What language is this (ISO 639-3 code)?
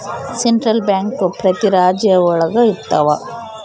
kan